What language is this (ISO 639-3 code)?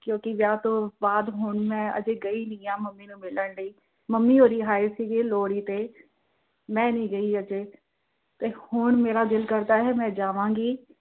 pan